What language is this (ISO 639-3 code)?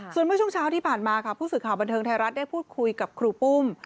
tha